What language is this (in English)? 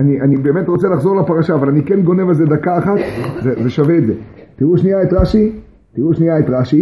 Hebrew